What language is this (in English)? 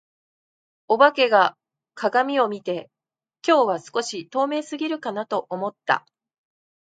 Japanese